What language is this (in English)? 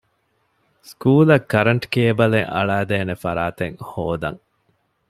Divehi